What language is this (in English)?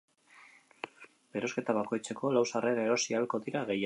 Basque